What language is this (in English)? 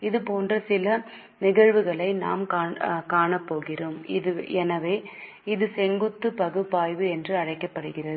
Tamil